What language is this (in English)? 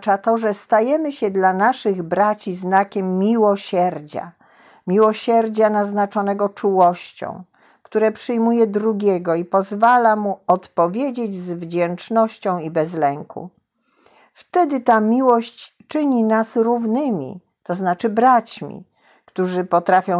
Polish